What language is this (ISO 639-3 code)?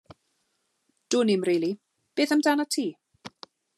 cym